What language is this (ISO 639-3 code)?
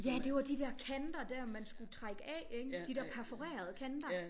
dan